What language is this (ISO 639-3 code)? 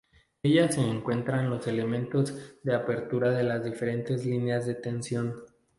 spa